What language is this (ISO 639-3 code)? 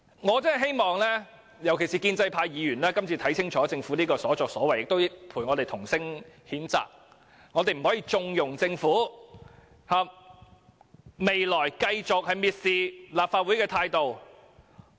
yue